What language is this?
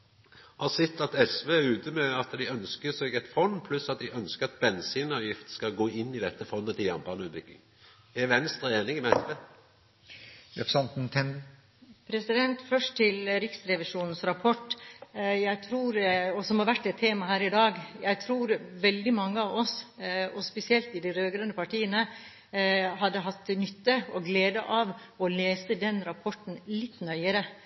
Norwegian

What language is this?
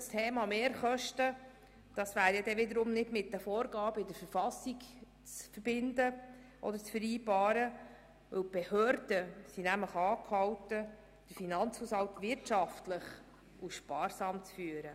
Swiss German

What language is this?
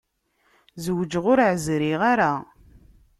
Kabyle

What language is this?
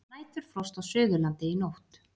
Icelandic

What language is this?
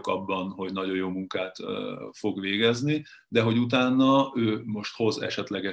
Hungarian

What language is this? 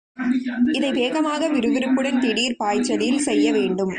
Tamil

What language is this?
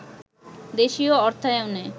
Bangla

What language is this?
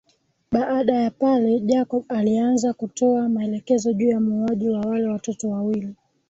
Swahili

